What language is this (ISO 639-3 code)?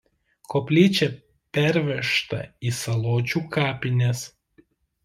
lit